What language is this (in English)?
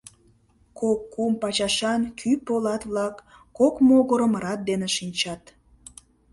Mari